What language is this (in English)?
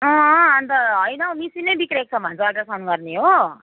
Nepali